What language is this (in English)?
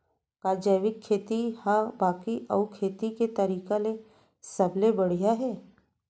Chhattisgarhi